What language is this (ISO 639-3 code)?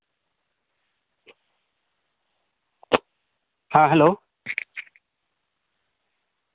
sat